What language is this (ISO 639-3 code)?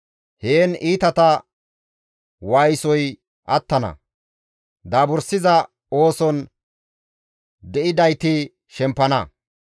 gmv